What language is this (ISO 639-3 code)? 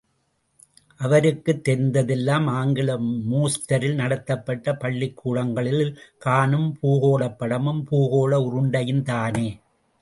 tam